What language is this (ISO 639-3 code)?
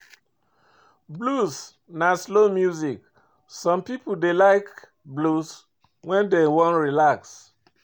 pcm